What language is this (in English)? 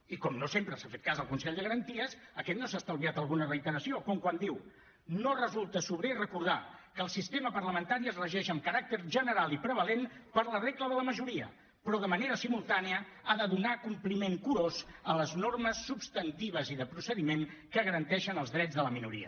Catalan